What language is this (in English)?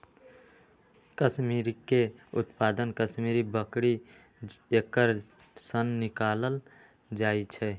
Magahi